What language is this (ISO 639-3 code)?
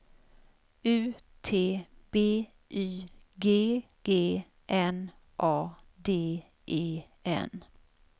swe